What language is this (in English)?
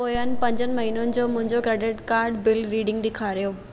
Sindhi